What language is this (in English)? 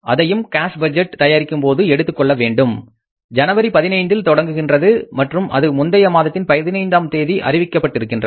Tamil